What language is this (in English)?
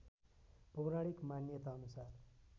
Nepali